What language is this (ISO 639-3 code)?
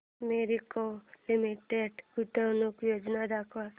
mar